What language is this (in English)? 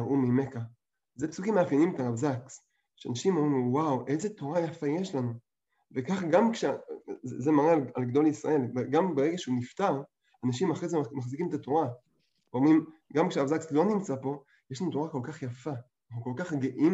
Hebrew